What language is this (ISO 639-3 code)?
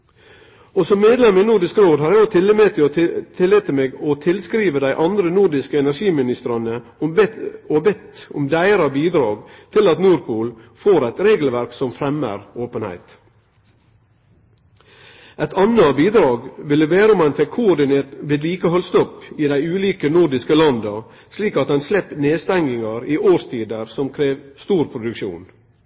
nno